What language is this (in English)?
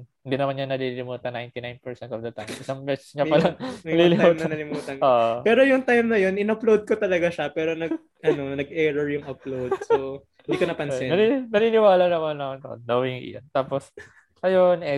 Filipino